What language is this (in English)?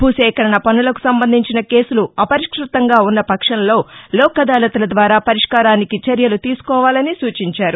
Telugu